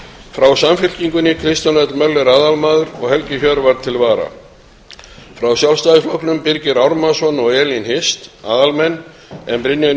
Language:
Icelandic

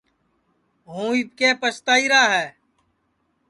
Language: Sansi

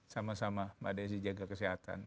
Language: Indonesian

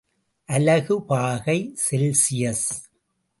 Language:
Tamil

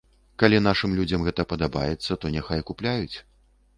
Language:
Belarusian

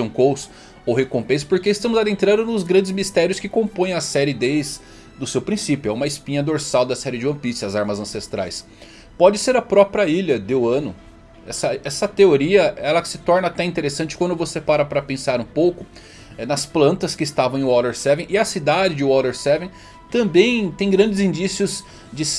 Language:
Portuguese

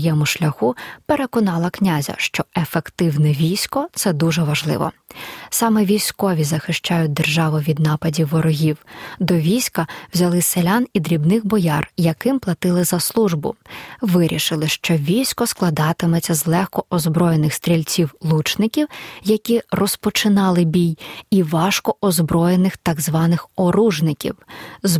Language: Ukrainian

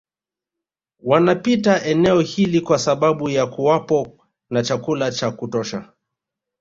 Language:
Swahili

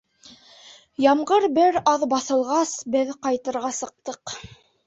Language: Bashkir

